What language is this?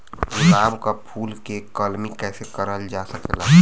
Bhojpuri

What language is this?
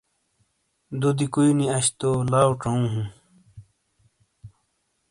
Shina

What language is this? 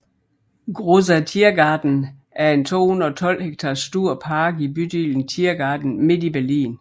Danish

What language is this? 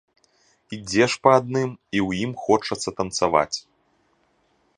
Belarusian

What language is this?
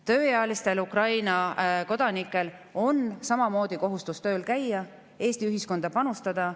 Estonian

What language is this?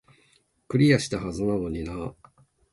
Japanese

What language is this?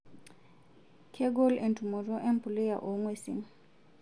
Masai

